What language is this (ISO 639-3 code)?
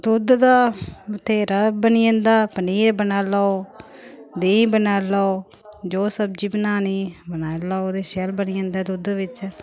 doi